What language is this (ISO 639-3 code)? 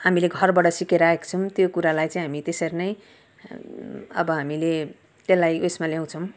nep